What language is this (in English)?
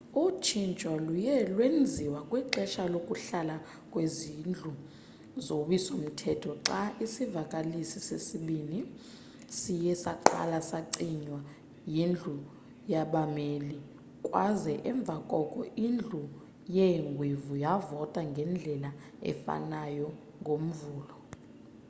Xhosa